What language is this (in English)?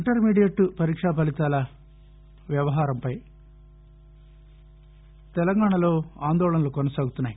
Telugu